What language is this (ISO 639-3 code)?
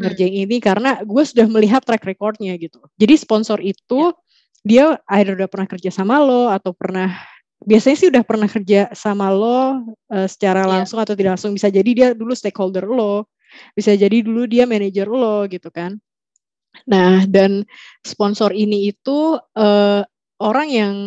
ind